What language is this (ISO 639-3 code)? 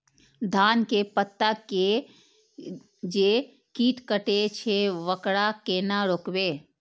mai